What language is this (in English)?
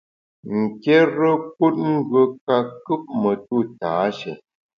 Bamun